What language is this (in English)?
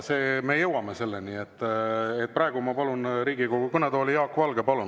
Estonian